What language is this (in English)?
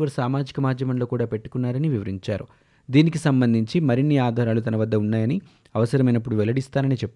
Telugu